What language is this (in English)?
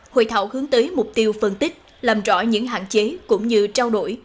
Vietnamese